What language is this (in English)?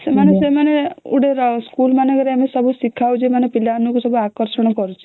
Odia